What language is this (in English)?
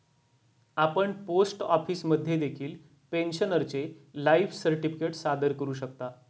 Marathi